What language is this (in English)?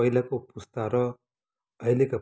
Nepali